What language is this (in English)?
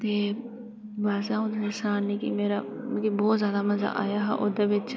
Dogri